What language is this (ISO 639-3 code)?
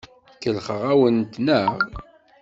kab